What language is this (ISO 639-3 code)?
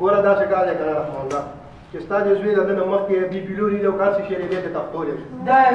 tur